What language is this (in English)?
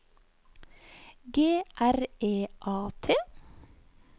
Norwegian